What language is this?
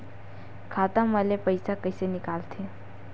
Chhattisgarhi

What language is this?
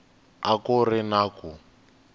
Tsonga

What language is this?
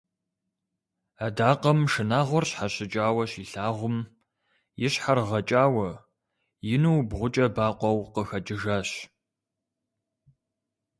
Kabardian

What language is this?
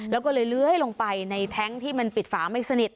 Thai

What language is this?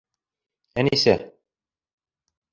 Bashkir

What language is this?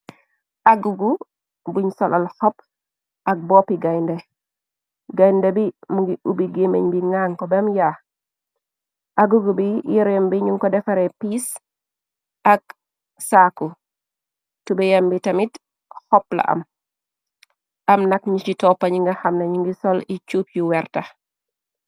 Wolof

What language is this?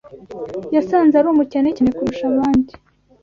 Kinyarwanda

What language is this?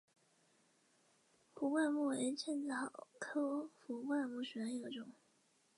Chinese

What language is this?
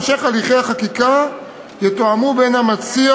Hebrew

